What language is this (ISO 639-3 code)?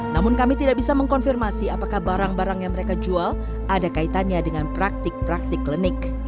ind